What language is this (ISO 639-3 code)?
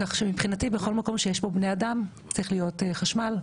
heb